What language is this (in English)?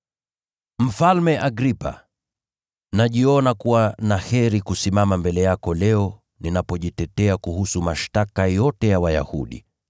Swahili